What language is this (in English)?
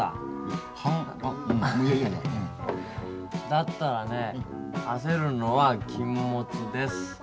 Japanese